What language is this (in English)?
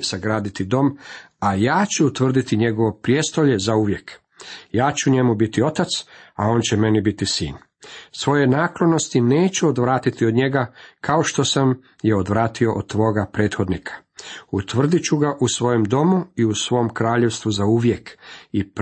Croatian